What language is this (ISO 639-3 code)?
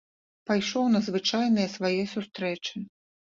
bel